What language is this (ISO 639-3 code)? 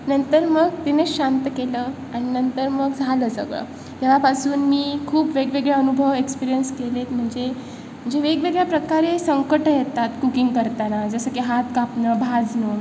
mar